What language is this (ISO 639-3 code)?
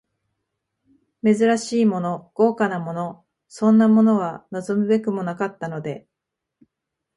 jpn